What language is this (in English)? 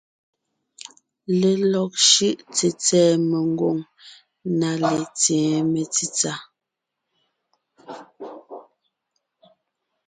Ngiemboon